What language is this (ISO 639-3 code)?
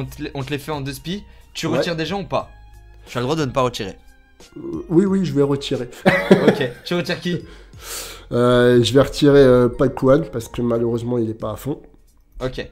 fra